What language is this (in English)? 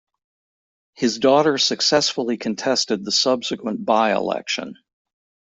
English